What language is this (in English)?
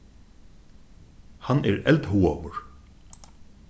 Faroese